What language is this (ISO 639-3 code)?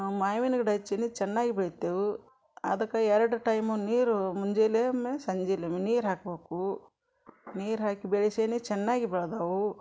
kan